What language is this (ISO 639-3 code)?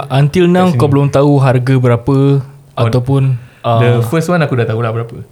msa